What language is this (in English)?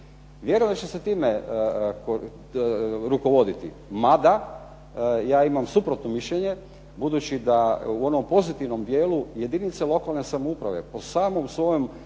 Croatian